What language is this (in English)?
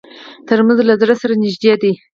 Pashto